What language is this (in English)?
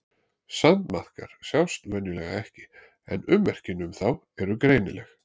Icelandic